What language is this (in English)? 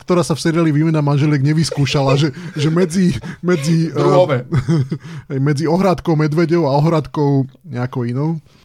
Slovak